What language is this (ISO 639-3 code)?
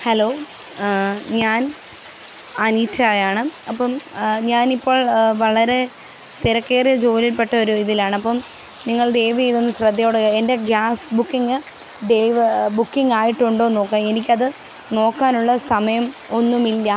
mal